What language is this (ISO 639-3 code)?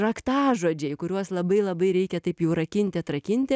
lit